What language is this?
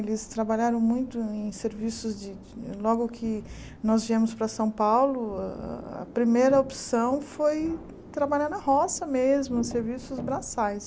Portuguese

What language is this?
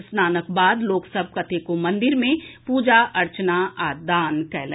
Maithili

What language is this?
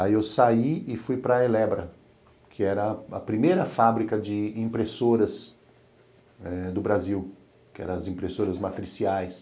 Portuguese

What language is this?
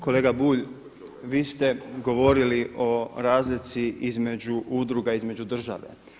Croatian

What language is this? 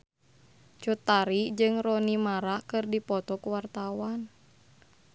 Sundanese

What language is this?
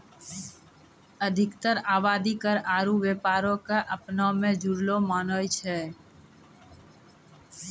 Maithili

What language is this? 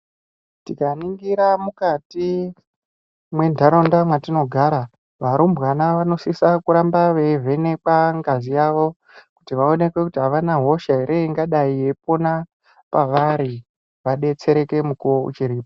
Ndau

